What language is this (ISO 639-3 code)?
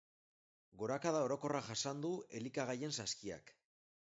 eus